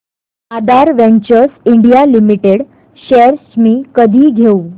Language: Marathi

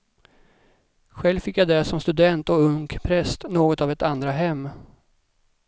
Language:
Swedish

